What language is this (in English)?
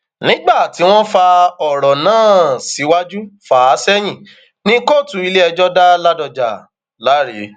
Yoruba